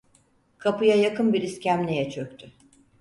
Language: Turkish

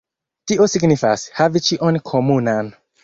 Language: Esperanto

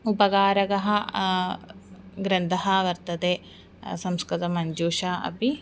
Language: Sanskrit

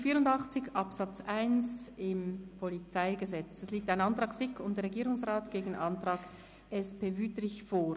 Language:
Swiss German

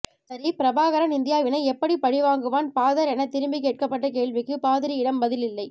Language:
Tamil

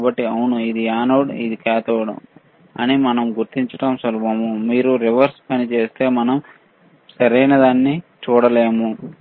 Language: Telugu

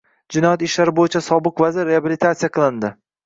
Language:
Uzbek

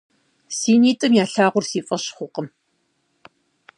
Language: Kabardian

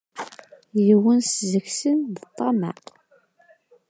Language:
Kabyle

